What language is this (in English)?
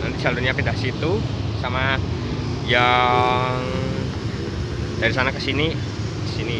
Indonesian